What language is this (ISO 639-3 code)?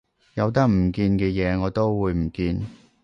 yue